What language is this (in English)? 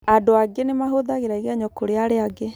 Kikuyu